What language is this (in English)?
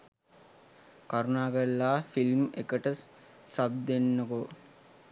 Sinhala